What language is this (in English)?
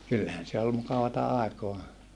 Finnish